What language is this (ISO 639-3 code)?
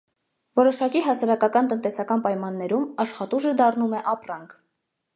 hye